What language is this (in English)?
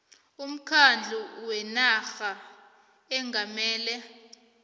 South Ndebele